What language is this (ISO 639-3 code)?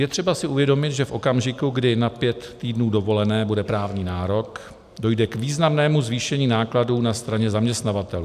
ces